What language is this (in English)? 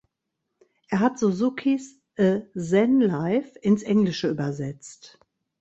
German